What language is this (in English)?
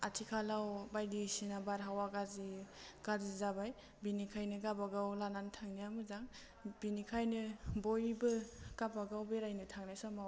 Bodo